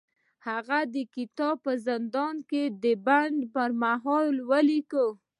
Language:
Pashto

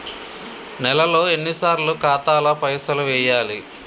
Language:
Telugu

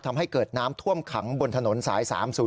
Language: Thai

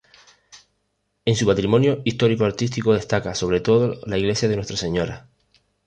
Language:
Spanish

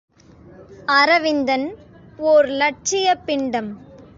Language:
Tamil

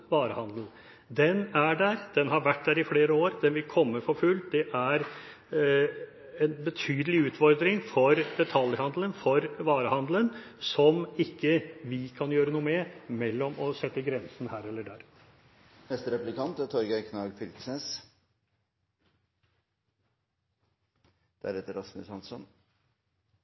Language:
Norwegian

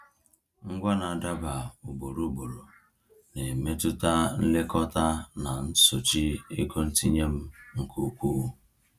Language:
Igbo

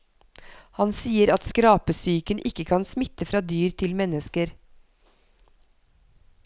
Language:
Norwegian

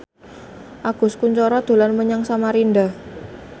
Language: Javanese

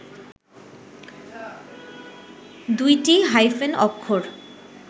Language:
Bangla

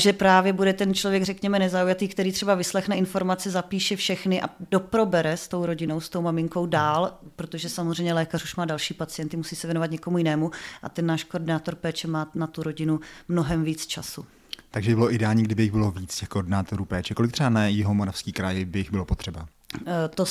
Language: Czech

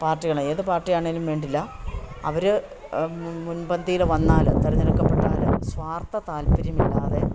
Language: Malayalam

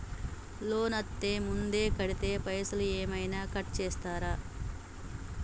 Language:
Telugu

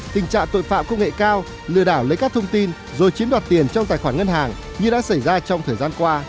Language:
Vietnamese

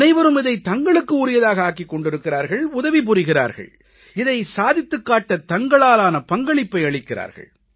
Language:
Tamil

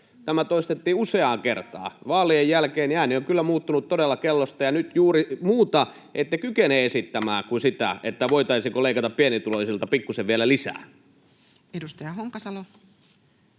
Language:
Finnish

